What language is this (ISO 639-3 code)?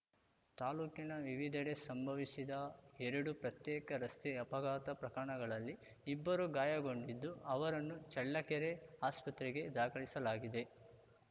kan